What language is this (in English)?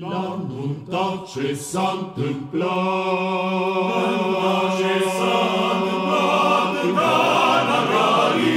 Romanian